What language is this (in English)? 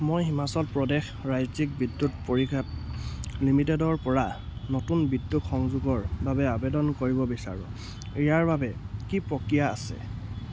Assamese